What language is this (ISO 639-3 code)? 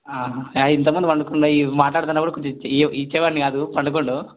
tel